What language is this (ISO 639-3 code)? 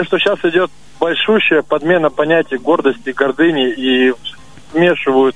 rus